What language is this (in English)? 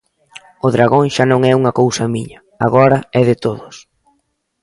Galician